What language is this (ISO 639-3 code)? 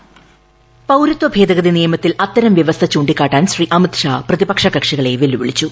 mal